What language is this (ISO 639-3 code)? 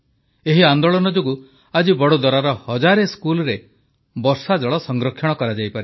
ori